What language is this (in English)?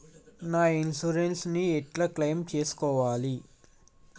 Telugu